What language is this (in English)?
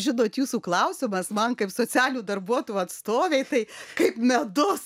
Lithuanian